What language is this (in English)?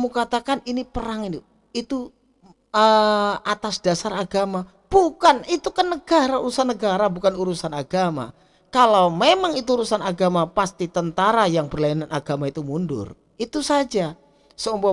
Indonesian